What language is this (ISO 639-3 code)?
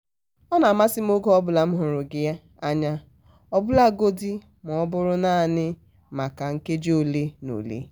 ibo